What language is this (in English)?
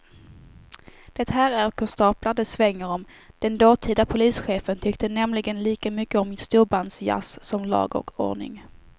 Swedish